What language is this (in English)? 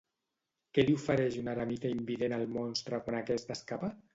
Catalan